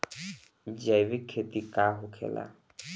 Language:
Bhojpuri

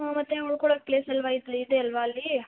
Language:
Kannada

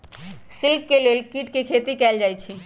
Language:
Magahi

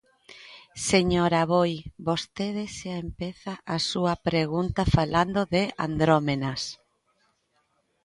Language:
Galician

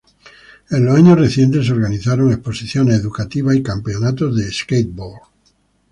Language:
Spanish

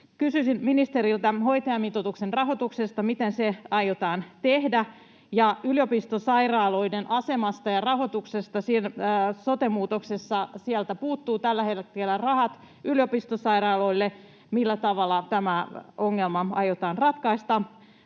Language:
Finnish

